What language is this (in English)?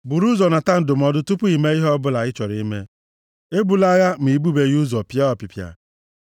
Igbo